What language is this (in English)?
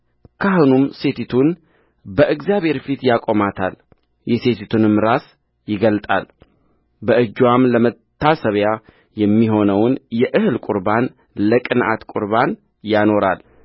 Amharic